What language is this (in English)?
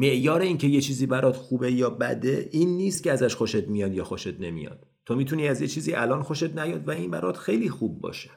Persian